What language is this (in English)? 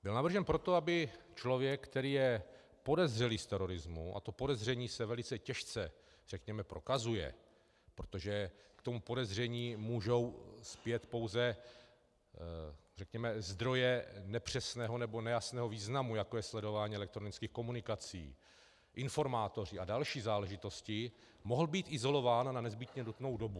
Czech